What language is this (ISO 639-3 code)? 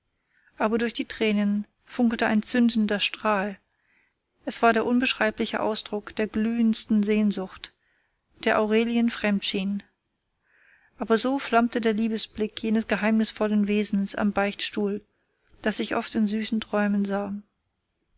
deu